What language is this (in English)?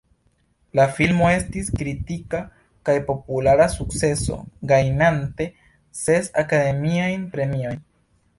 Esperanto